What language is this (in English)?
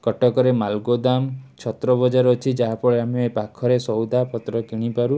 Odia